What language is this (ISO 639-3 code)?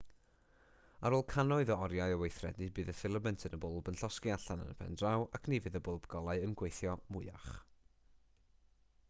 cym